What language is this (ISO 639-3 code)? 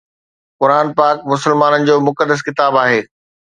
snd